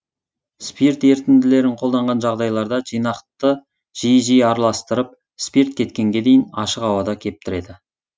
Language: Kazakh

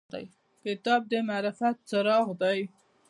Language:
Pashto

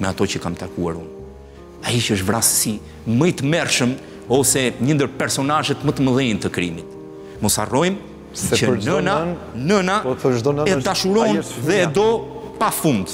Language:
Romanian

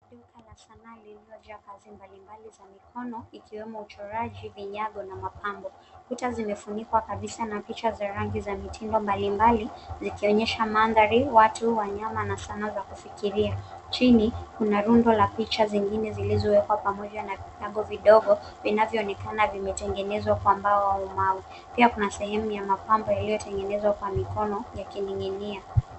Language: Swahili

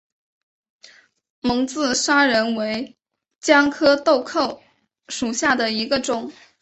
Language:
Chinese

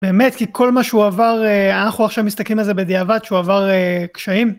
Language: Hebrew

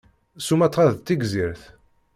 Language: Kabyle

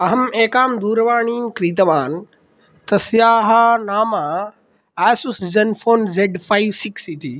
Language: Sanskrit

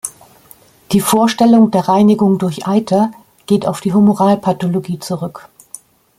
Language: German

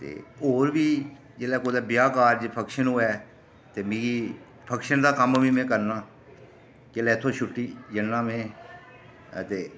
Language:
Dogri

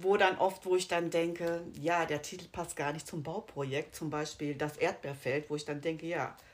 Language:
German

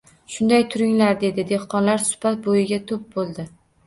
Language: Uzbek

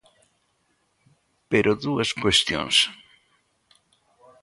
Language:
Galician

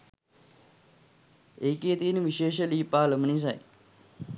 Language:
Sinhala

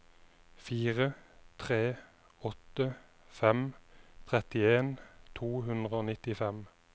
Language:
Norwegian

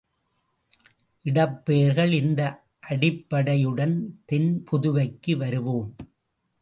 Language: Tamil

